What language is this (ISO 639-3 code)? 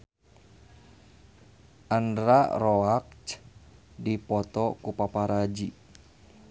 sun